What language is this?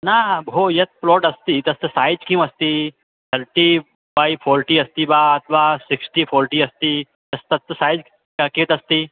Sanskrit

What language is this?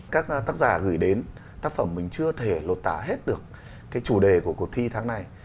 Vietnamese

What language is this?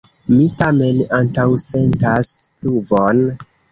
Esperanto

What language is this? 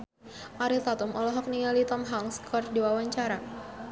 Sundanese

